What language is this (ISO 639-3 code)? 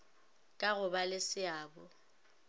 nso